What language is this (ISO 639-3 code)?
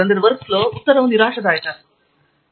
kan